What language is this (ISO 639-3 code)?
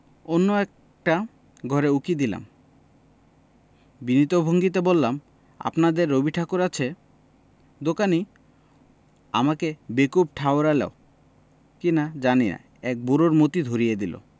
ben